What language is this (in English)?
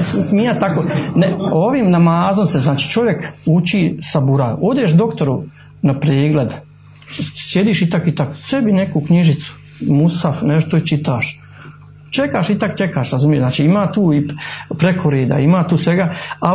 Croatian